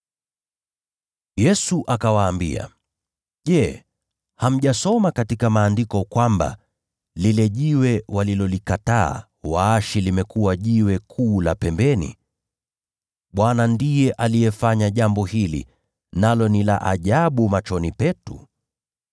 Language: Swahili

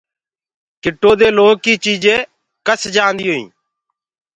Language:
Gurgula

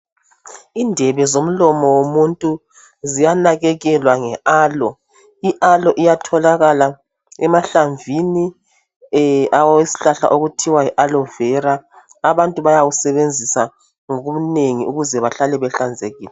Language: North Ndebele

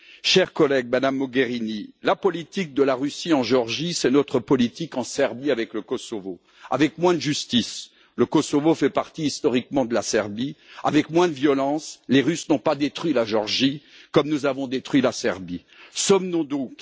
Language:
French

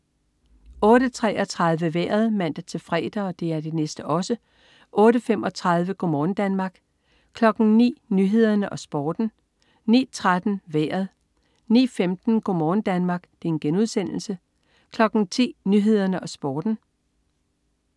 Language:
Danish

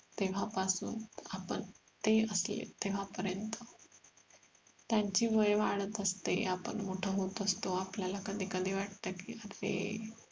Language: Marathi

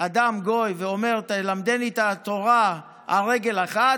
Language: Hebrew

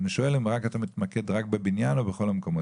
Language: Hebrew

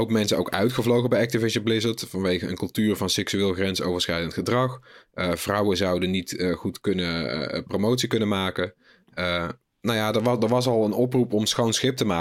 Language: Dutch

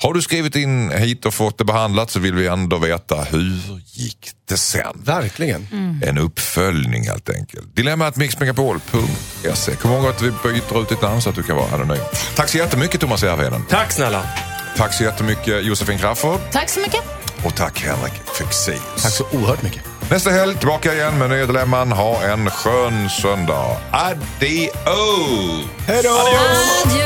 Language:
Swedish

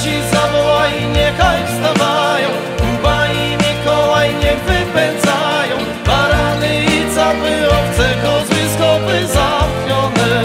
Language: Polish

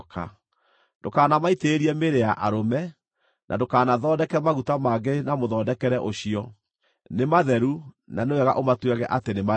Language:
Kikuyu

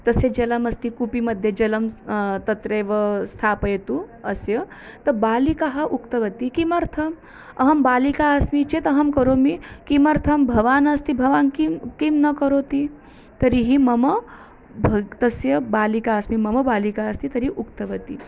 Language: Sanskrit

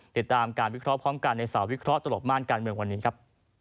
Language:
Thai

